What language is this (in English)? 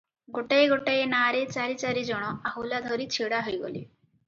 Odia